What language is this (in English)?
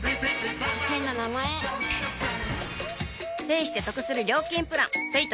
Japanese